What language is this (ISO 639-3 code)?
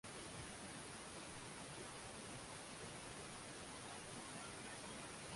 swa